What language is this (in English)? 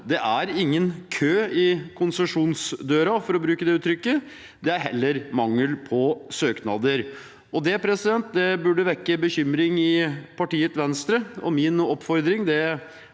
Norwegian